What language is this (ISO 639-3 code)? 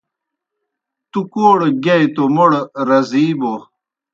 plk